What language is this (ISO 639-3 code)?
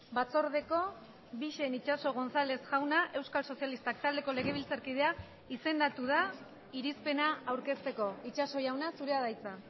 eus